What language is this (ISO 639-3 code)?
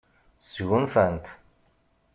kab